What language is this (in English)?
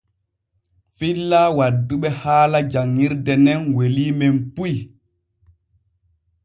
Borgu Fulfulde